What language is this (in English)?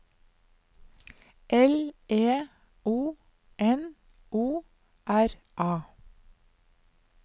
Norwegian